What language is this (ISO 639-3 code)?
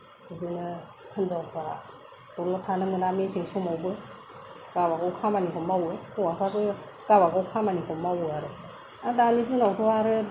brx